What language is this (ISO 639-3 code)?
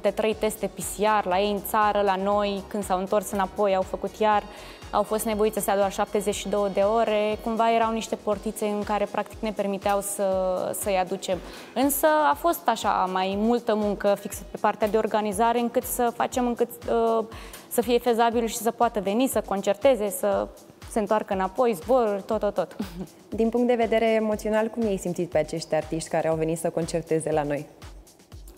ron